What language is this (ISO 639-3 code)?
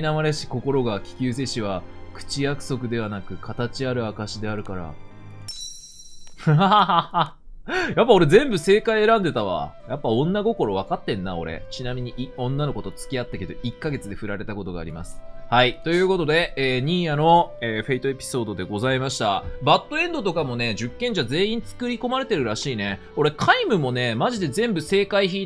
jpn